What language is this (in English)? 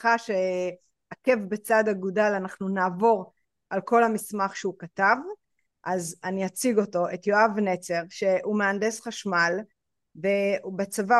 Hebrew